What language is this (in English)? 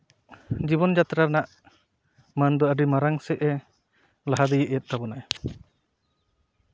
Santali